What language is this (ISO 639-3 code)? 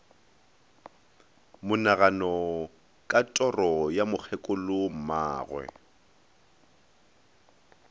nso